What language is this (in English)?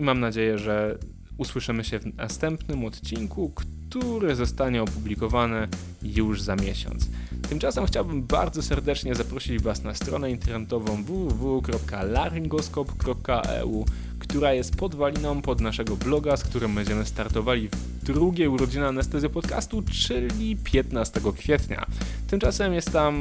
Polish